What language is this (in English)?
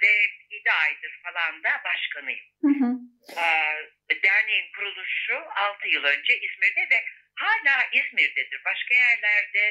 Turkish